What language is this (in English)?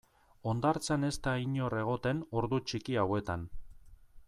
Basque